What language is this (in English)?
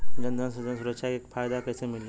Bhojpuri